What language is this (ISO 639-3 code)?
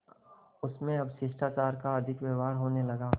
hin